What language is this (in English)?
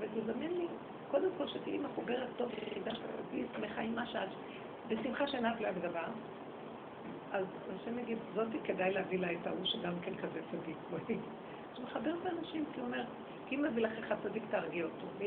Hebrew